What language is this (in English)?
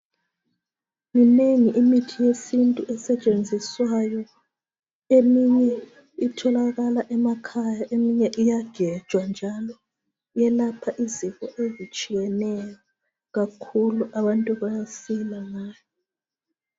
North Ndebele